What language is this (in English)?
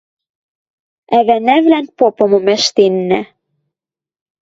Western Mari